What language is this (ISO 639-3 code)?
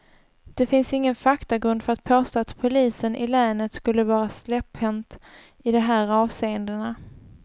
swe